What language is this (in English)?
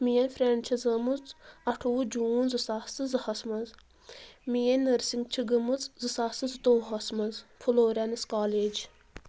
Kashmiri